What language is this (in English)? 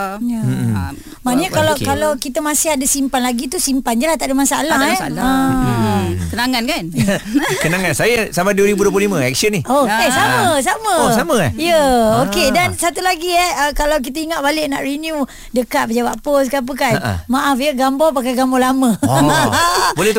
Malay